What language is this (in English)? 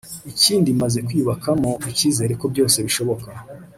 Kinyarwanda